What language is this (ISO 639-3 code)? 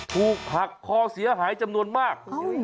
tha